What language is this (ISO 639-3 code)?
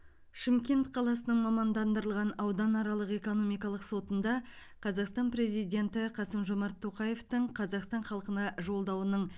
kaz